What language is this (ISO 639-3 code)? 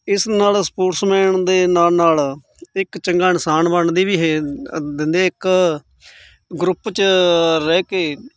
pan